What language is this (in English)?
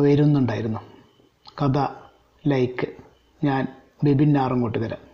Malayalam